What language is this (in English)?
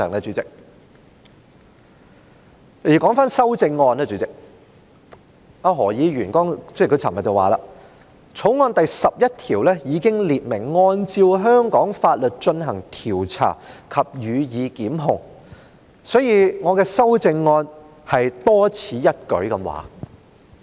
Cantonese